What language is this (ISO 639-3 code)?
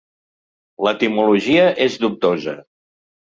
cat